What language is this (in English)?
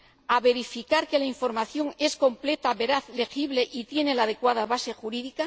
Spanish